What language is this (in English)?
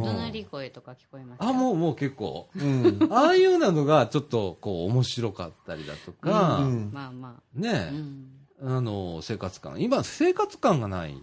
Japanese